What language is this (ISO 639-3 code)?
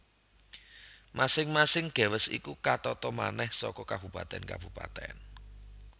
jav